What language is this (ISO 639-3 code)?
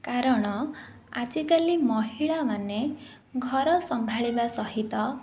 ori